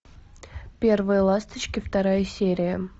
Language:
Russian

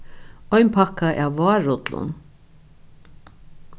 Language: Faroese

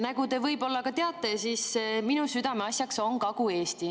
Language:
Estonian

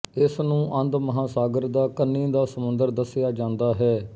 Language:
Punjabi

